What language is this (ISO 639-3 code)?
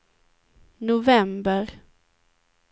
swe